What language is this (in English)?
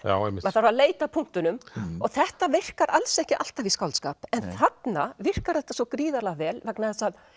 Icelandic